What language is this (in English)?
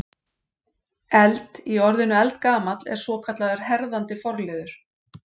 Icelandic